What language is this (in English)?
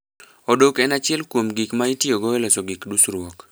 Luo (Kenya and Tanzania)